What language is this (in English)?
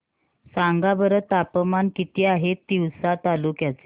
Marathi